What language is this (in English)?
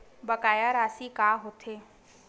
Chhattisgarhi